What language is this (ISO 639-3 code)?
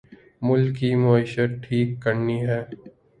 urd